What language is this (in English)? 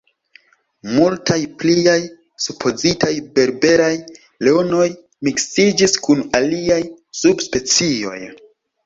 Esperanto